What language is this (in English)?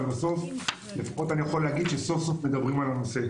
Hebrew